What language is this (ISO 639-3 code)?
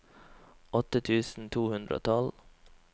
nor